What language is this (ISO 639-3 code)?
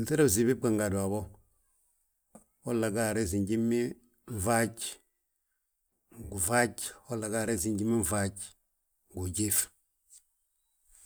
bjt